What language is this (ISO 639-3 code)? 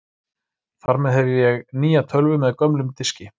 isl